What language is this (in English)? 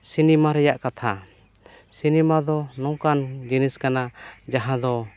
Santali